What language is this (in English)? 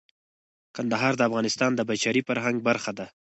Pashto